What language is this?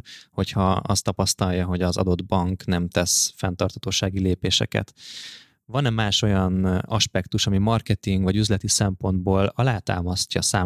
Hungarian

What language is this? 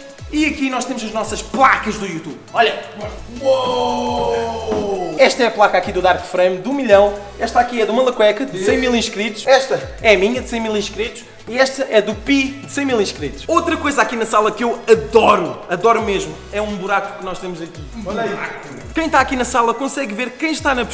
Portuguese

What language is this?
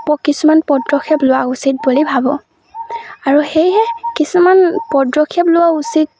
Assamese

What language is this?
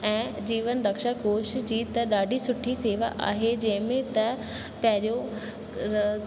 Sindhi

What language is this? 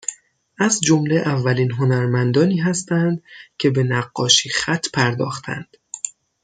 Persian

